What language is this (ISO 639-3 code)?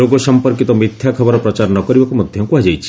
ori